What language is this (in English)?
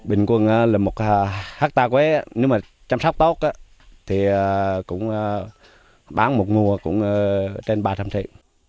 Vietnamese